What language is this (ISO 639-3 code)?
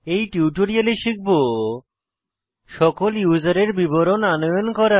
ben